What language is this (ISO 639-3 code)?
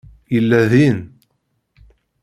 kab